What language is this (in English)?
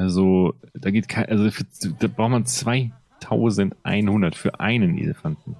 German